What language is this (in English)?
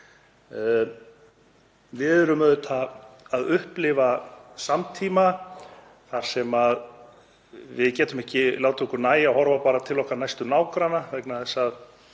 Icelandic